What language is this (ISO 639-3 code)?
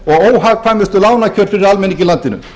isl